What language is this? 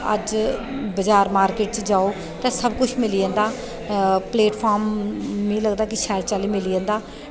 Dogri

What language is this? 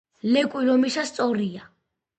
Georgian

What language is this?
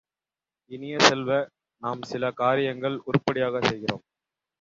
Tamil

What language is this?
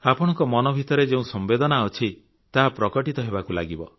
Odia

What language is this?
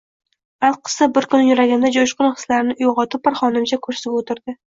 Uzbek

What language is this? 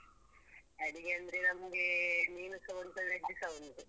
Kannada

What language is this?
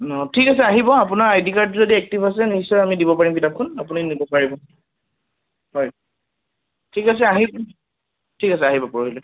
Assamese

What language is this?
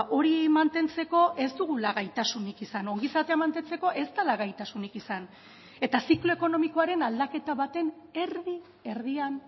Basque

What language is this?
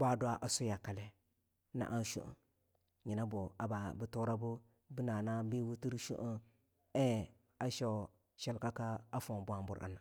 Longuda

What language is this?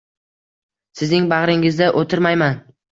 Uzbek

